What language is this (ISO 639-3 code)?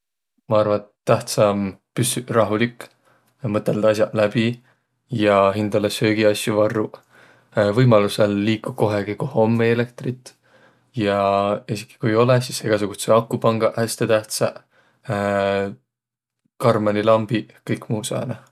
vro